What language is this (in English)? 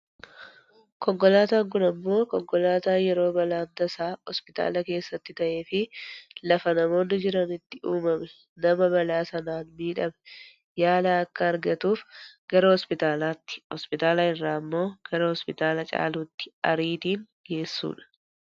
Oromo